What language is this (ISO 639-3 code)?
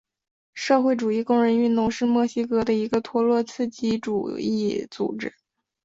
zho